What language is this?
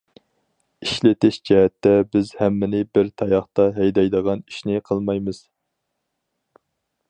Uyghur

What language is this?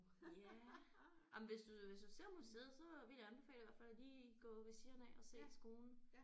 Danish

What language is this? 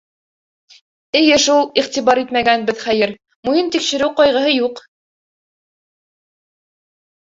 Bashkir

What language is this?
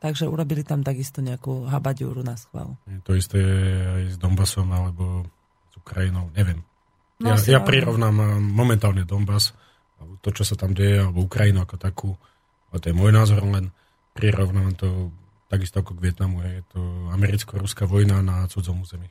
Slovak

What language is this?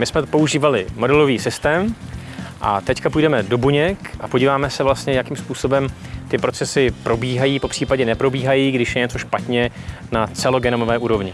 Czech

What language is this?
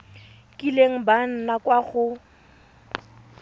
Tswana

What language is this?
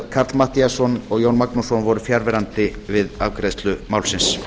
Icelandic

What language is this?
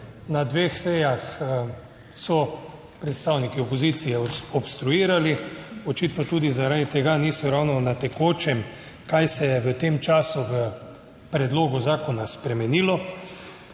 Slovenian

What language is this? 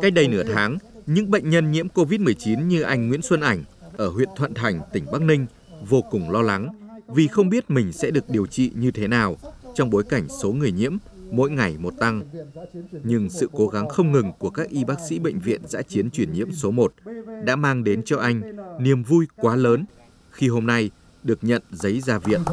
Vietnamese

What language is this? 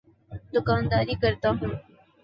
Urdu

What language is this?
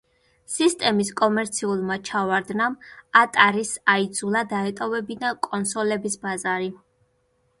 Georgian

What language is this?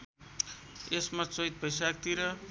Nepali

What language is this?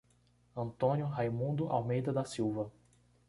Portuguese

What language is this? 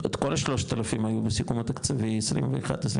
Hebrew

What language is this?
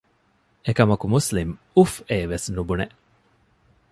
Divehi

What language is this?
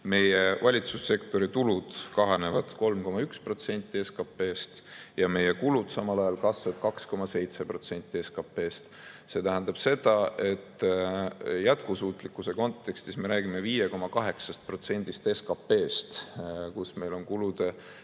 Estonian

